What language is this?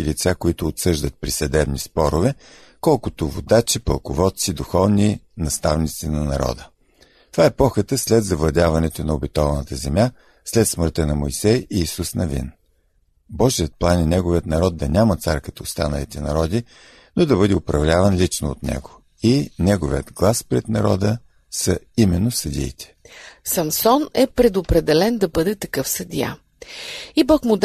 Bulgarian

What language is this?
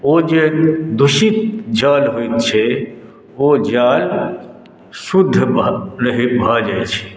Maithili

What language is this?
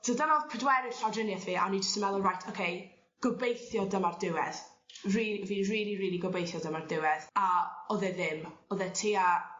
Welsh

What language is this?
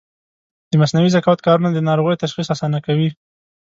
Pashto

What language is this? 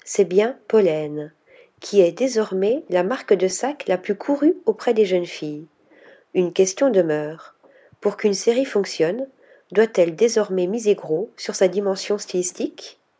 French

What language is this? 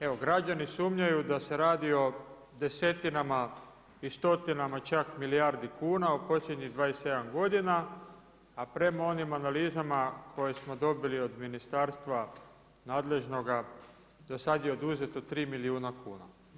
Croatian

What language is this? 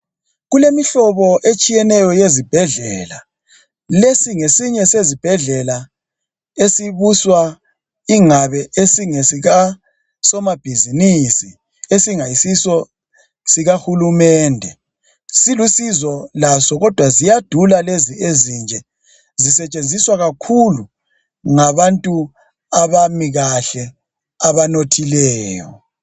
North Ndebele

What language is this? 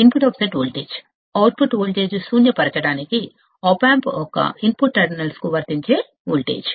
Telugu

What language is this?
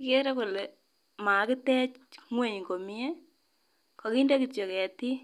Kalenjin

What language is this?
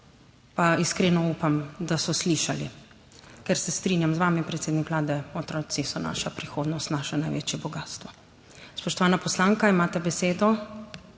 Slovenian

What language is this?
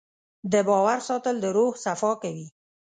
Pashto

